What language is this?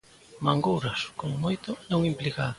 Galician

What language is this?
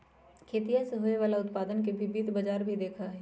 Magahi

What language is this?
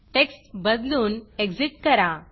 Marathi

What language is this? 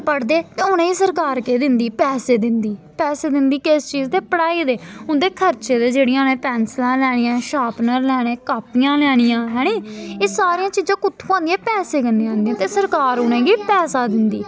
Dogri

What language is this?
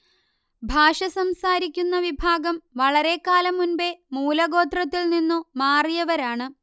Malayalam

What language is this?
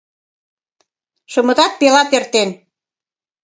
Mari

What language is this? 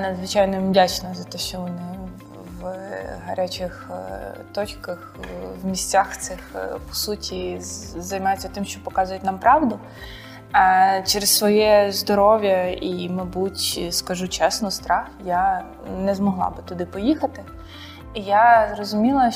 Ukrainian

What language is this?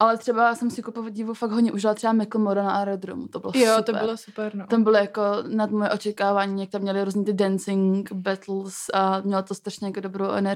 Czech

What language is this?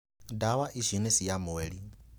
Kikuyu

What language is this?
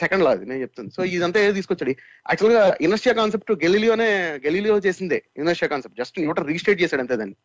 Telugu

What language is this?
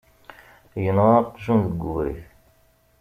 Kabyle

